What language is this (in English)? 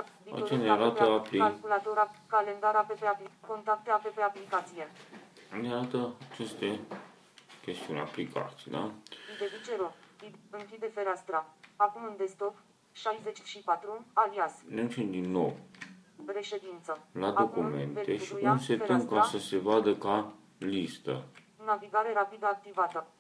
Romanian